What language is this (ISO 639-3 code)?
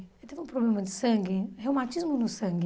por